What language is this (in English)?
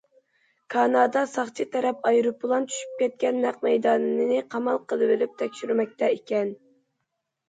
Uyghur